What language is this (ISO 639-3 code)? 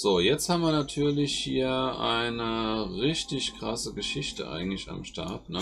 deu